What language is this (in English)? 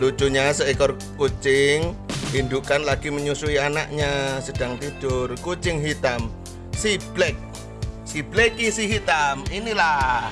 Indonesian